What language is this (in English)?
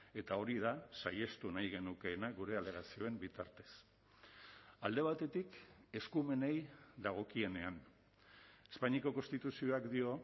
Basque